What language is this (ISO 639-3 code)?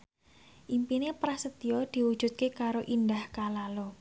jav